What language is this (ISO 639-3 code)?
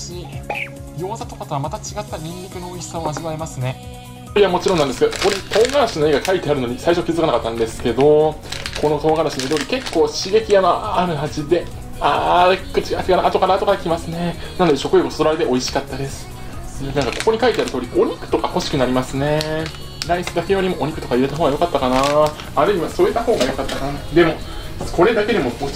jpn